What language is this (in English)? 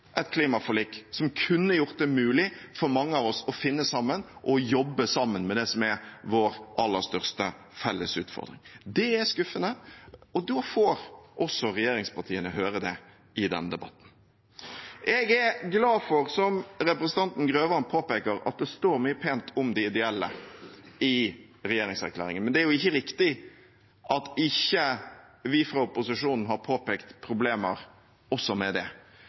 Norwegian Bokmål